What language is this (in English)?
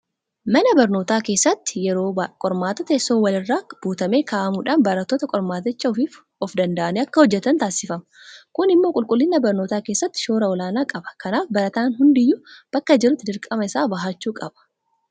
Oromo